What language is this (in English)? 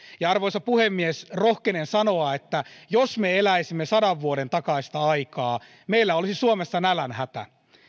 Finnish